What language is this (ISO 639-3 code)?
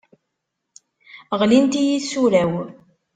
kab